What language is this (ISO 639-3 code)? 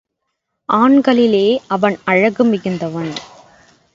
tam